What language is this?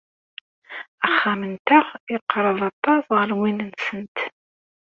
Kabyle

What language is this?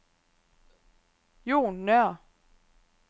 Danish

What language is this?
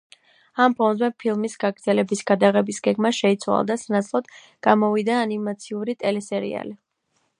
Georgian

